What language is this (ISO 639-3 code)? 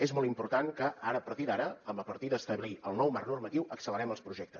cat